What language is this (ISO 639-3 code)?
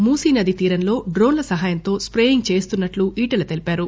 tel